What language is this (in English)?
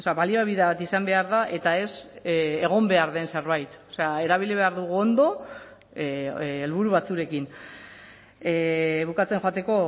Basque